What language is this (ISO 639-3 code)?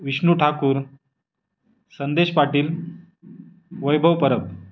mar